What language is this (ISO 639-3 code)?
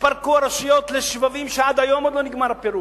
heb